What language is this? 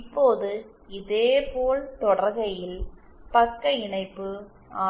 Tamil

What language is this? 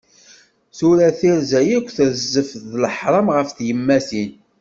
Kabyle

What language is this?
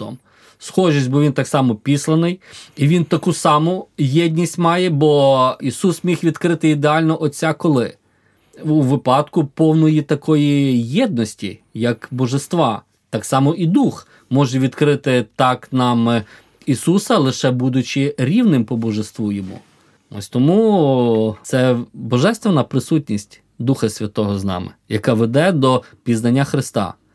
Ukrainian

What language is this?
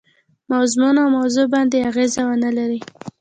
Pashto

